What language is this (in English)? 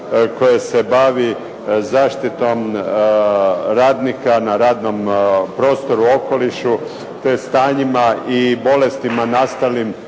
Croatian